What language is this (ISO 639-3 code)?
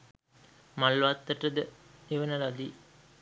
sin